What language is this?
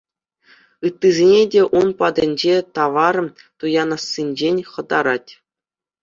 Chuvash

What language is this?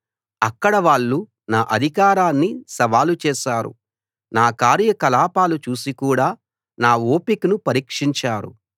Telugu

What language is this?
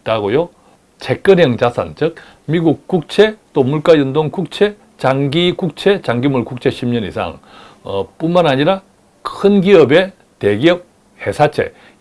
Korean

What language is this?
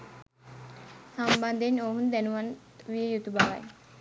Sinhala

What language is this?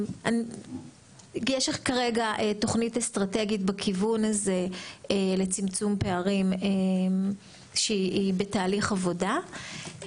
Hebrew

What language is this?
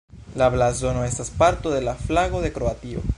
Esperanto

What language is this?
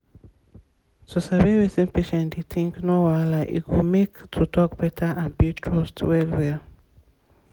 Nigerian Pidgin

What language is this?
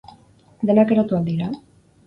Basque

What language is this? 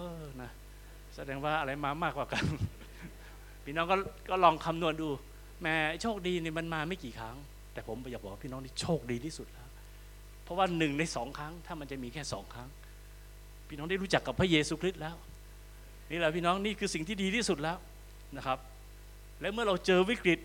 Thai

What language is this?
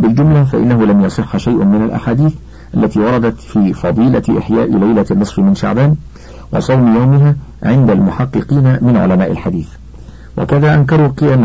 Arabic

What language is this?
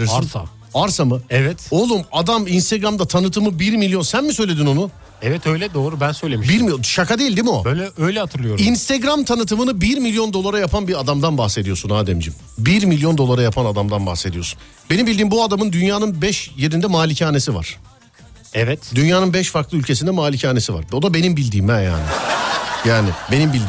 Turkish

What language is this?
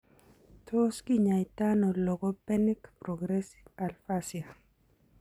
Kalenjin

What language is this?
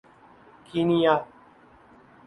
Urdu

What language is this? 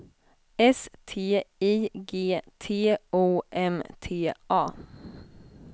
Swedish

